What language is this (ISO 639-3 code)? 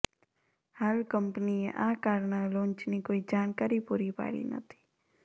guj